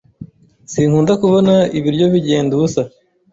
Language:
Kinyarwanda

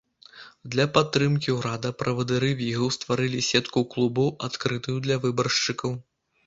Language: Belarusian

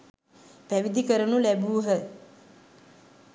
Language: Sinhala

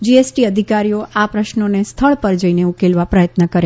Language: Gujarati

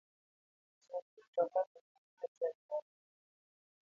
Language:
Luo (Kenya and Tanzania)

